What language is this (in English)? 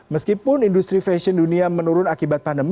Indonesian